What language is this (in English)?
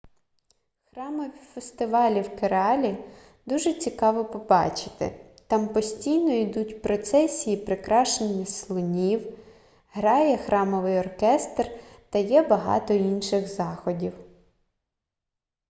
Ukrainian